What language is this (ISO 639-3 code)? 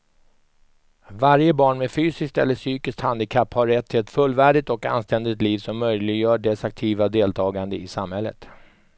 swe